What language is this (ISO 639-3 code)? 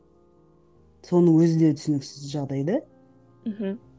kaz